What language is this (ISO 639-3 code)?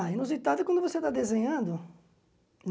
por